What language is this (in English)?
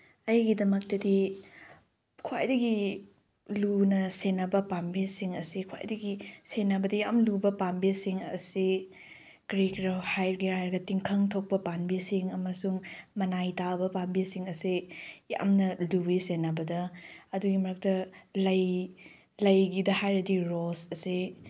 Manipuri